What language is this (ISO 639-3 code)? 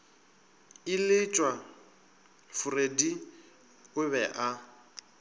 nso